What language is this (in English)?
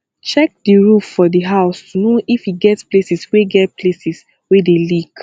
Nigerian Pidgin